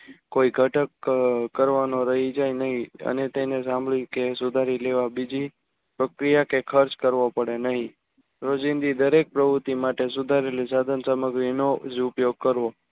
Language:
Gujarati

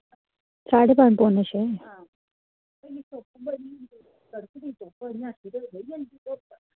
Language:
Dogri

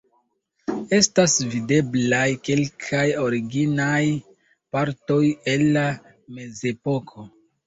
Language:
Esperanto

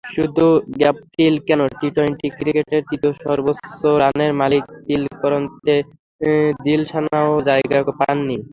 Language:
Bangla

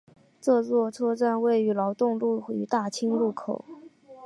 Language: Chinese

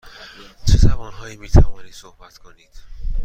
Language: Persian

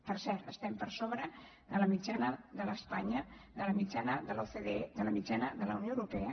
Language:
Catalan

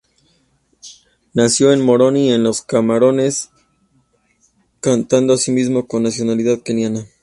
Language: Spanish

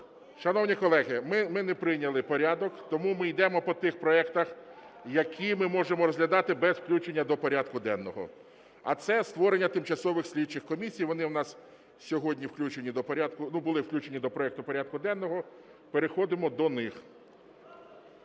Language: Ukrainian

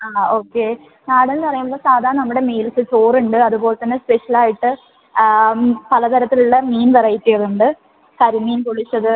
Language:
Malayalam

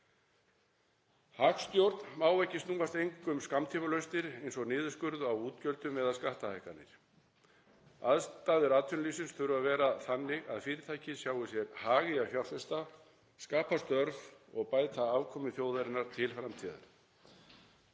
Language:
Icelandic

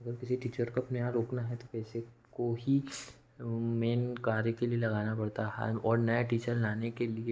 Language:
Hindi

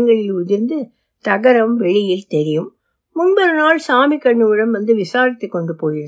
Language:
Tamil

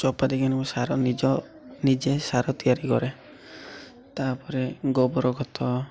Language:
Odia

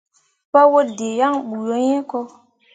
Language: Mundang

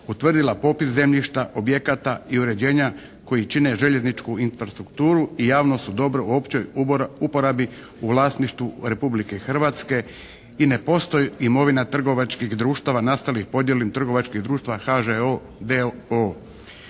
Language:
Croatian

